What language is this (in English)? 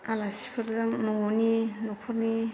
Bodo